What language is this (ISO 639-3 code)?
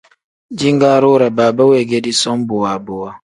kdh